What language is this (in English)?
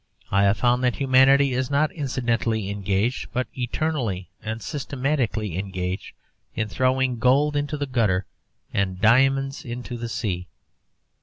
English